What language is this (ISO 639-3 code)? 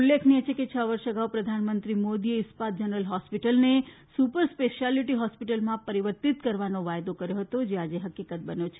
guj